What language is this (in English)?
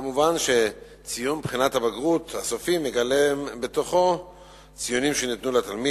Hebrew